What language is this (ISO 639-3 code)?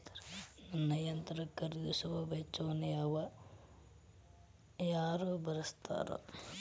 kan